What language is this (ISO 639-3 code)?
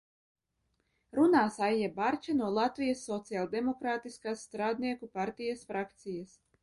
lav